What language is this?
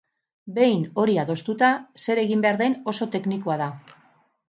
Basque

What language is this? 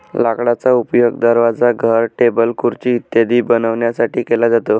Marathi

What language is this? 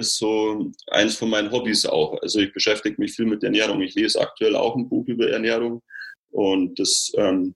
German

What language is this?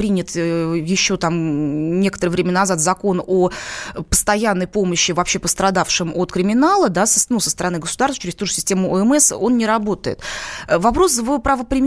Russian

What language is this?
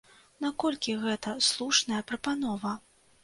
Belarusian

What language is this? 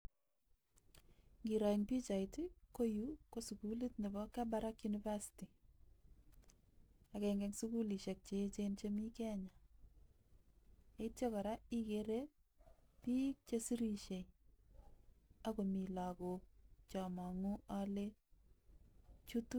Kalenjin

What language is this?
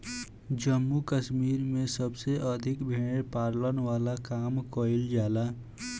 Bhojpuri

